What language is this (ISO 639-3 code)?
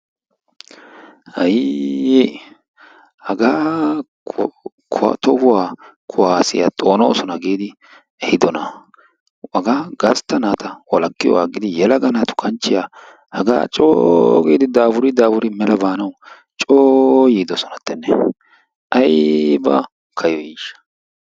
wal